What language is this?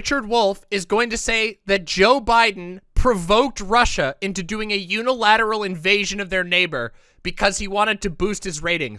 English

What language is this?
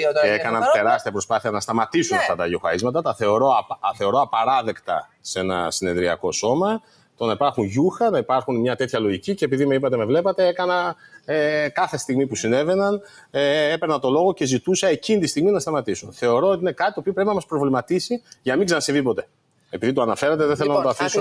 Greek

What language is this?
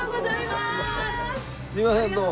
Japanese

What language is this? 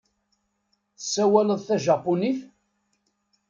Kabyle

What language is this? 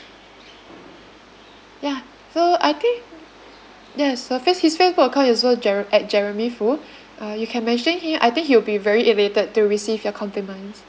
English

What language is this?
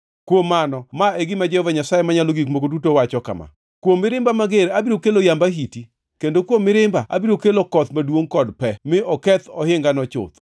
Luo (Kenya and Tanzania)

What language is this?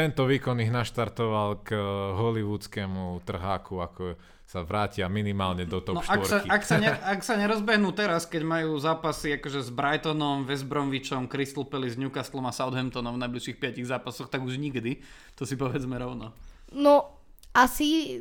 Slovak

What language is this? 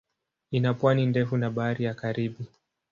Swahili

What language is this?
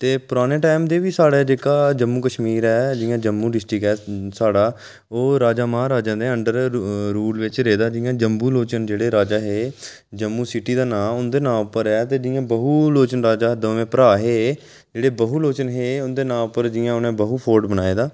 Dogri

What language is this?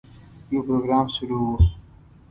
Pashto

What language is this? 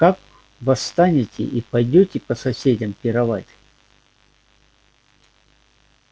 Russian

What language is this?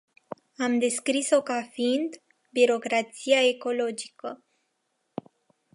Romanian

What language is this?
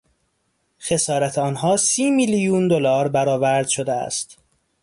Persian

